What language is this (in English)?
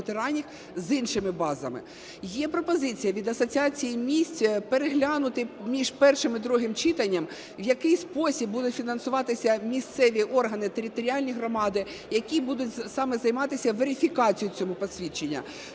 Ukrainian